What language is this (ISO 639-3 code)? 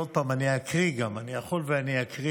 heb